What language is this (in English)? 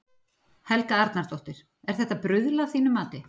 Icelandic